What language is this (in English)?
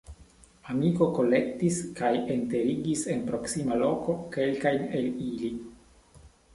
Esperanto